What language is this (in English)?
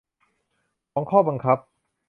Thai